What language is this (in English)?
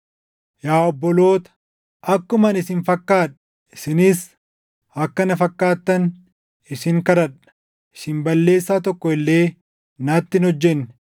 Oromo